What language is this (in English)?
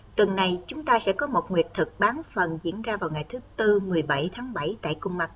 Vietnamese